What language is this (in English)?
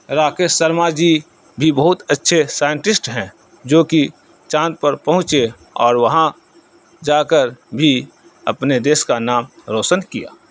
Urdu